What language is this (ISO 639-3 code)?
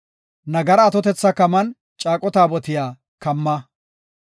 gof